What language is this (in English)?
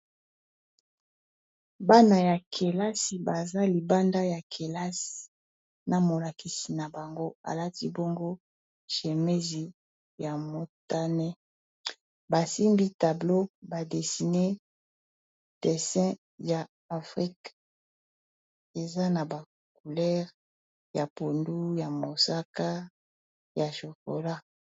Lingala